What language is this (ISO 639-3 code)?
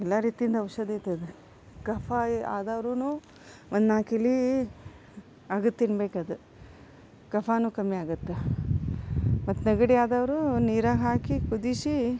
kan